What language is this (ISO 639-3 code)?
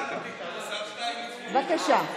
heb